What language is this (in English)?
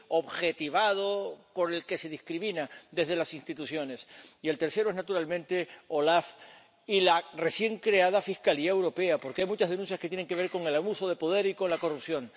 Spanish